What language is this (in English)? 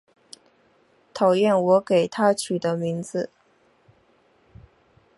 Chinese